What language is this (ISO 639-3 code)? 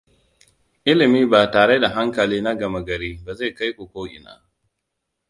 hau